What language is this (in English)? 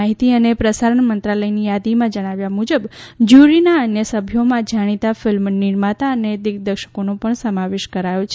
Gujarati